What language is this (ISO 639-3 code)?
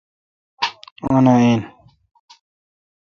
xka